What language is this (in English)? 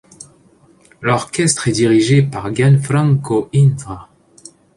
French